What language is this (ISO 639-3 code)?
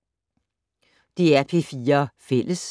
dan